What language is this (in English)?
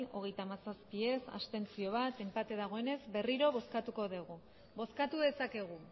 Basque